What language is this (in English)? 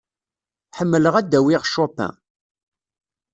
Kabyle